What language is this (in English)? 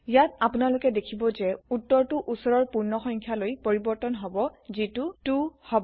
Assamese